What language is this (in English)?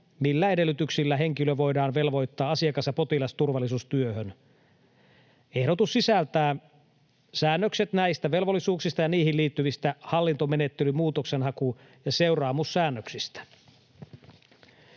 Finnish